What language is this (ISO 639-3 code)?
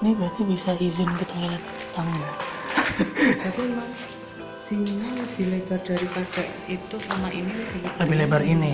ind